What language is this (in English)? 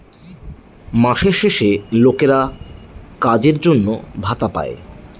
Bangla